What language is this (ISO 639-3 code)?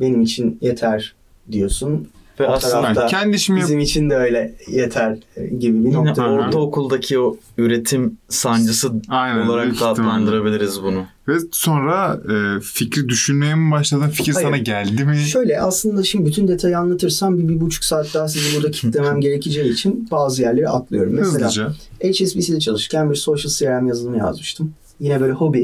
tur